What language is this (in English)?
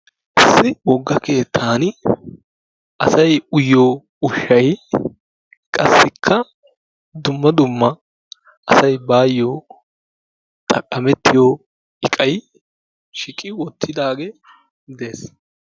Wolaytta